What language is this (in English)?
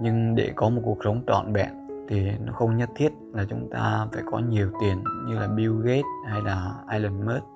Vietnamese